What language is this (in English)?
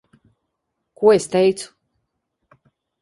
Latvian